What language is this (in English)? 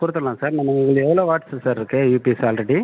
Tamil